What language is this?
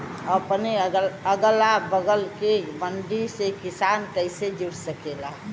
Bhojpuri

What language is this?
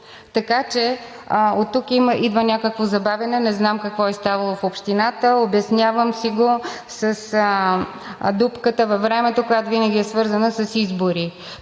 Bulgarian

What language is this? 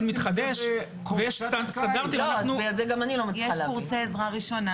Hebrew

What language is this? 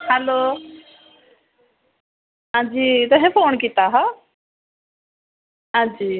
Dogri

